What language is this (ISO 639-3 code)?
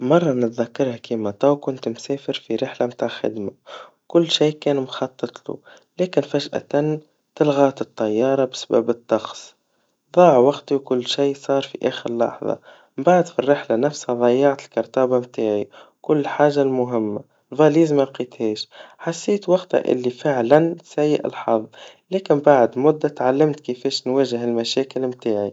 aeb